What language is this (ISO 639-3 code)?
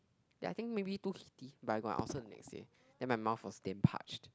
eng